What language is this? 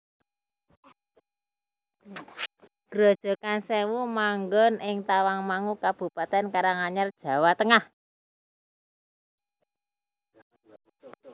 Javanese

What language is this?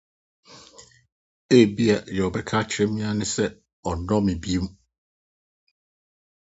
Akan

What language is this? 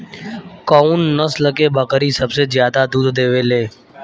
Bhojpuri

